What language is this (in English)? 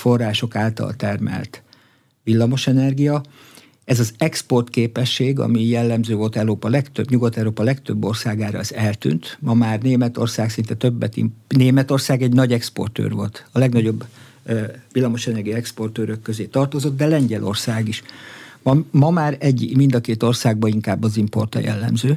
Hungarian